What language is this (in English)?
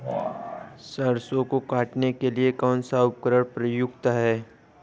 Hindi